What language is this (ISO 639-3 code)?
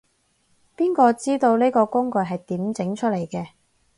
yue